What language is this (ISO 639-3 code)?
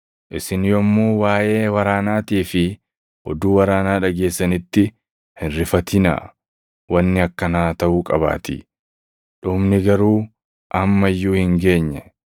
orm